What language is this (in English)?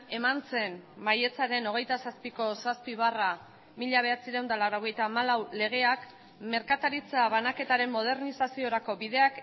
Basque